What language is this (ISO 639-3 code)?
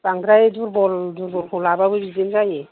brx